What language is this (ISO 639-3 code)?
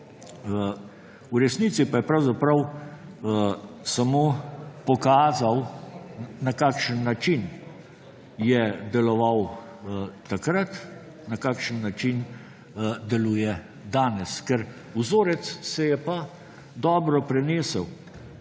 slv